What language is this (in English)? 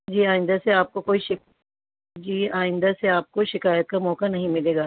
Urdu